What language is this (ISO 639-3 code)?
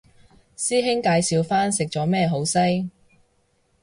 yue